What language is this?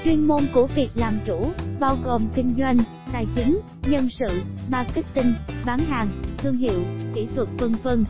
Vietnamese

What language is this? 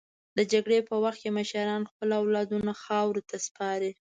Pashto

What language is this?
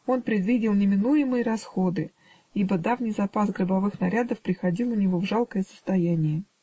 Russian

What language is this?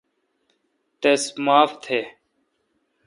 Kalkoti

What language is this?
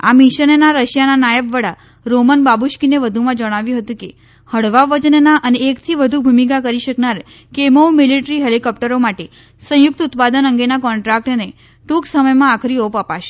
Gujarati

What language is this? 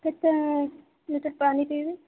Odia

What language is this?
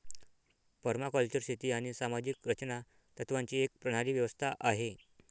Marathi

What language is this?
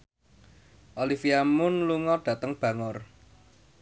Javanese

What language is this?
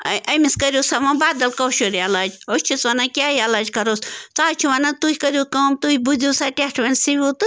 Kashmiri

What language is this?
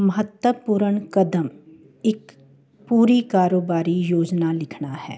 Punjabi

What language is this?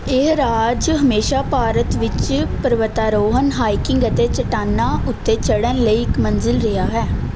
Punjabi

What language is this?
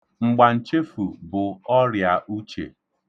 Igbo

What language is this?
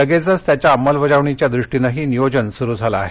Marathi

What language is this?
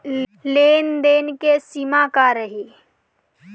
Bhojpuri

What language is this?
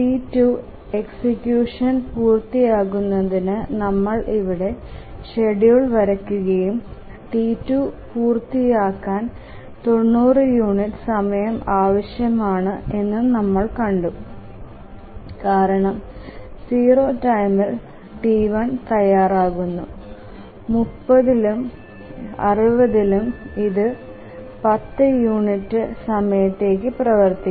Malayalam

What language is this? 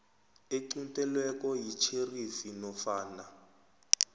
South Ndebele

